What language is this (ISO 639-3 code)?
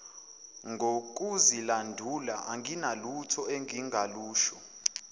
zul